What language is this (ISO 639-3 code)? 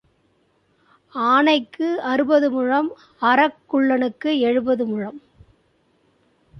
tam